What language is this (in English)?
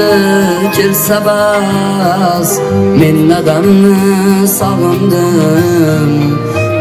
Turkish